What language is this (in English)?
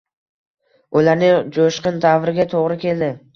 Uzbek